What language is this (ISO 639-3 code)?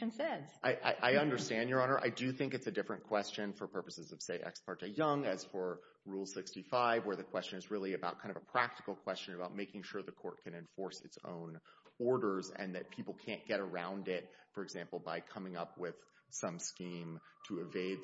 eng